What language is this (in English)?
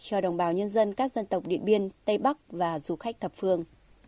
Vietnamese